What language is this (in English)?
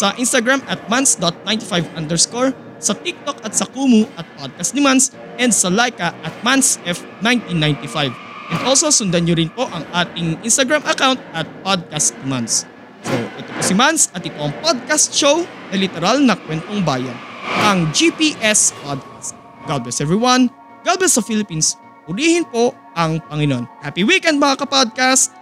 Filipino